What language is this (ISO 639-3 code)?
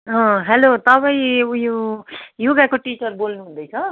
nep